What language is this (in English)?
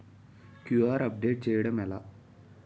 Telugu